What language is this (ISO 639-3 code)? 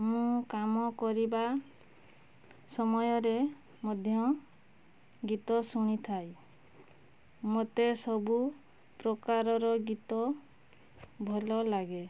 ori